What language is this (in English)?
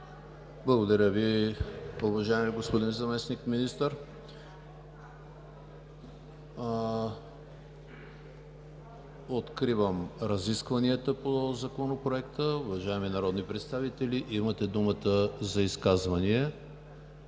Bulgarian